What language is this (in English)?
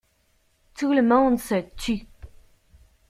French